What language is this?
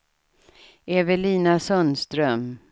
Swedish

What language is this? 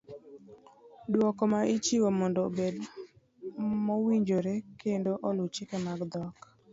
Luo (Kenya and Tanzania)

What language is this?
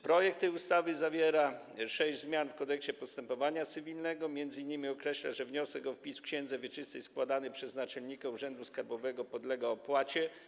Polish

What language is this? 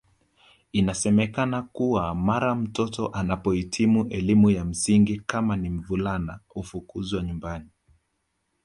Swahili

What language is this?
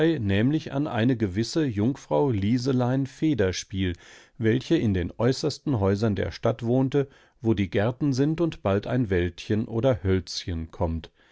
German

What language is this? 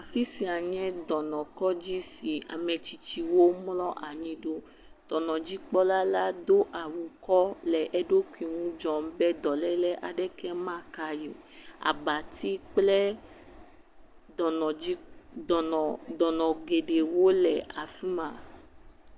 Ewe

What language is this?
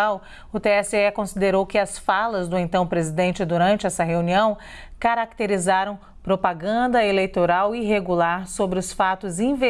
Portuguese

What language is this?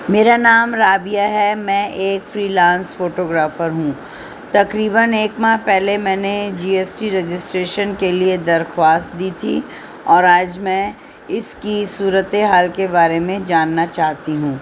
Urdu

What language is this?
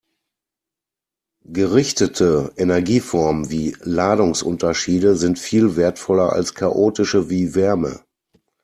German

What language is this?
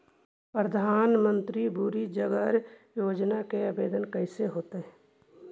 Magahi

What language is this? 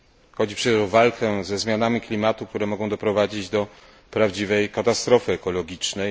Polish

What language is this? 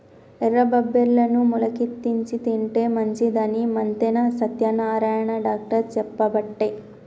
Telugu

